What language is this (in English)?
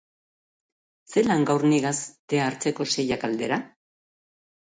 Basque